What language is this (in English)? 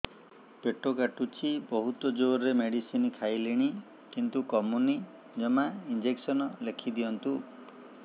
Odia